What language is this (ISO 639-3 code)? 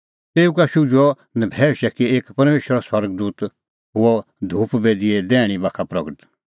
kfx